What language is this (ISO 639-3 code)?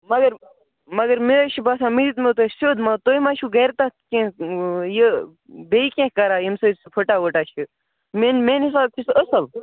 kas